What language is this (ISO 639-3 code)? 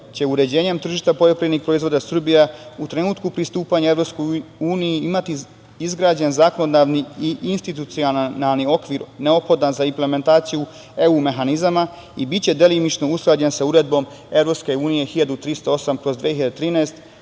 srp